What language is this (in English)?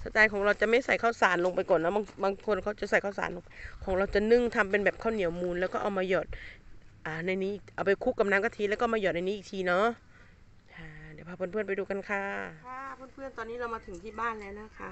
Thai